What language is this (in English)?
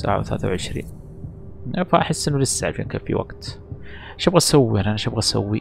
Arabic